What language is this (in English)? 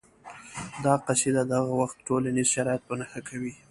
Pashto